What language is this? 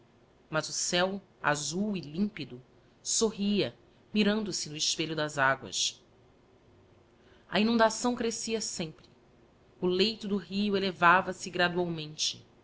Portuguese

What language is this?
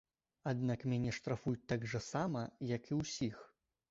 Belarusian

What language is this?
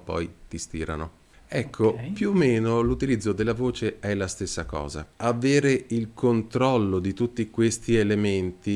Italian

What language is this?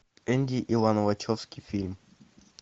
Russian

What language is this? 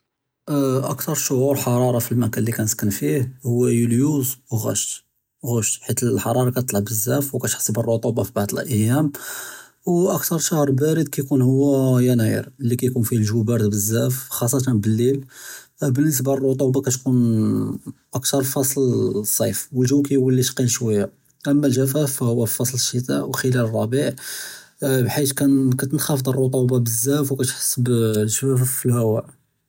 Judeo-Arabic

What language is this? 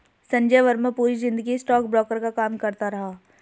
Hindi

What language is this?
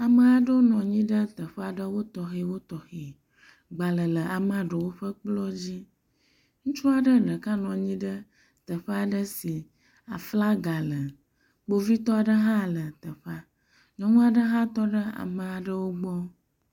Ewe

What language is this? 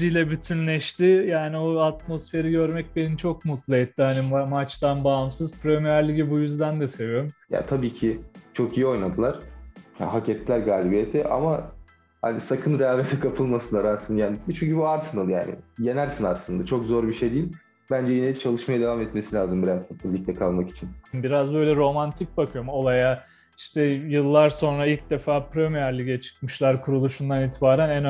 Turkish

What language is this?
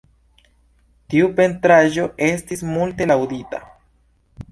Esperanto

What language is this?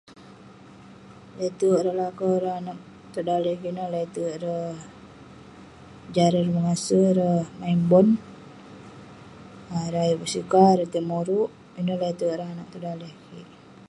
Western Penan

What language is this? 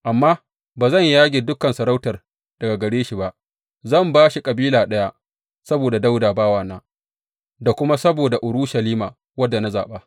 Hausa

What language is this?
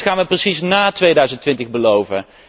Dutch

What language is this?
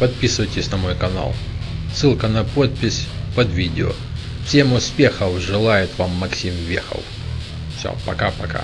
Russian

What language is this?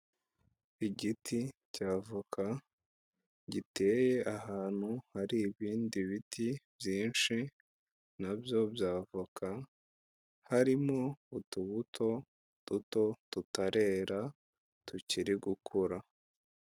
Kinyarwanda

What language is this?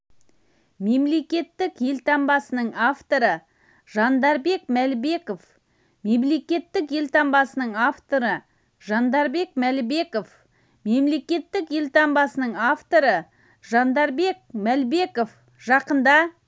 Kazakh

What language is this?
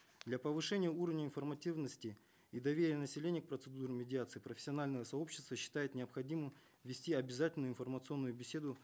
Kazakh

